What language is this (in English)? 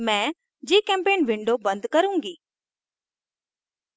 Hindi